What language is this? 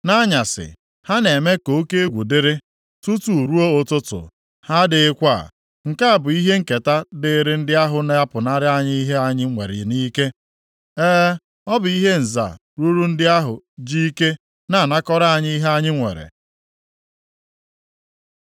Igbo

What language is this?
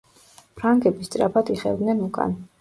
Georgian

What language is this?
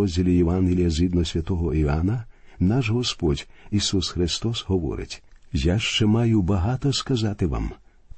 Ukrainian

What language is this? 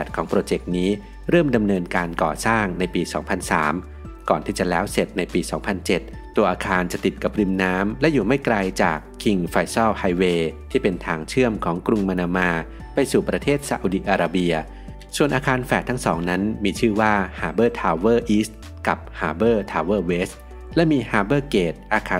Thai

